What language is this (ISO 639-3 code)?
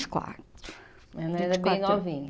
por